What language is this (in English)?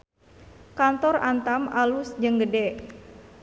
Sundanese